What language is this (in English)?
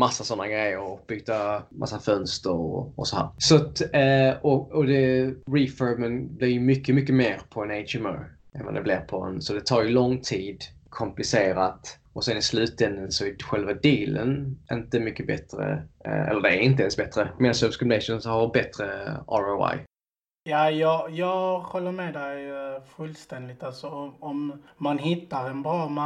Swedish